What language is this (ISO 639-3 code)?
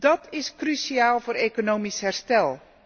nld